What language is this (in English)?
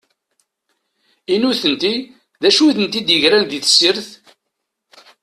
Kabyle